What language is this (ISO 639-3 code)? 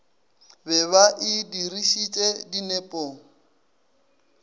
nso